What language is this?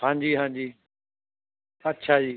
Punjabi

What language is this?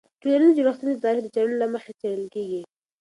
Pashto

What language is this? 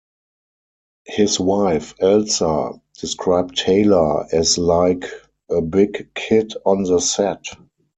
English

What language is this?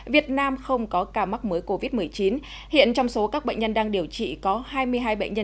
Vietnamese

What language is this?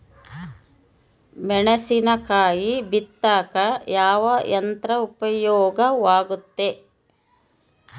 Kannada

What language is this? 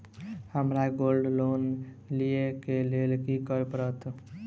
Maithili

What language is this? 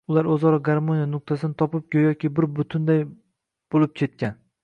Uzbek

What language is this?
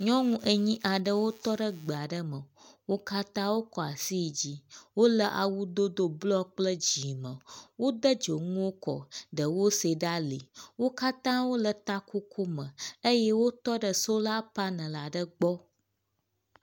Ewe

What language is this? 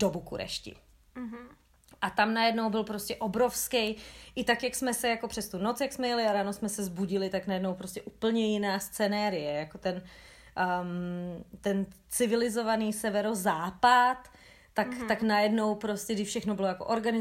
Czech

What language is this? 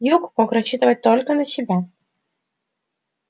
Russian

